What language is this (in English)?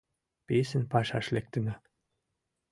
Mari